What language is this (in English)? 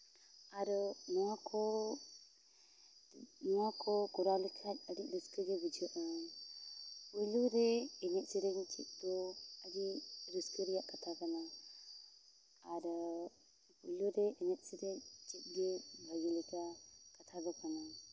Santali